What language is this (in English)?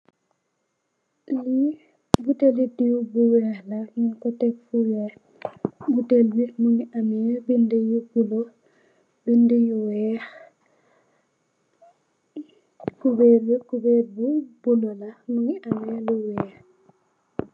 Wolof